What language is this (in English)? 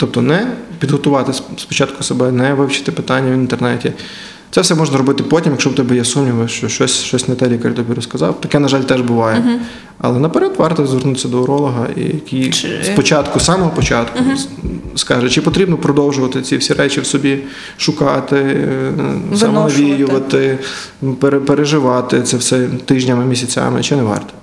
Ukrainian